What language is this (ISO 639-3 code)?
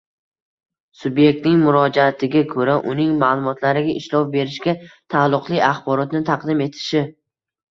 uzb